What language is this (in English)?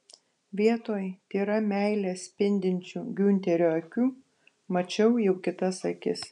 Lithuanian